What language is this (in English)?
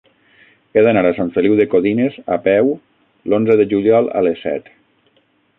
Catalan